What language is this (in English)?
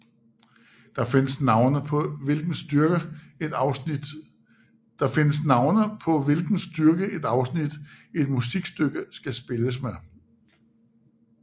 Danish